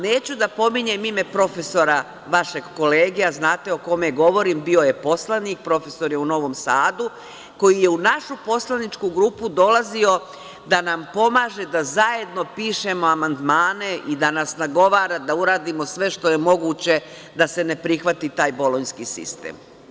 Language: Serbian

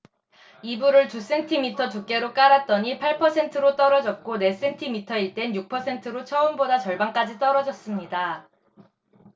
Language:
Korean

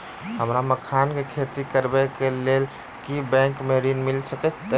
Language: Maithili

